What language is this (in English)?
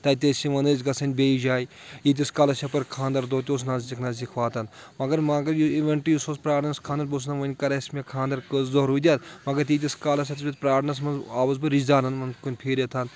Kashmiri